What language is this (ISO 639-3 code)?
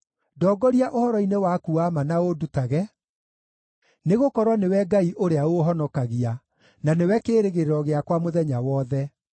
kik